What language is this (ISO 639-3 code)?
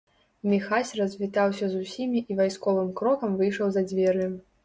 bel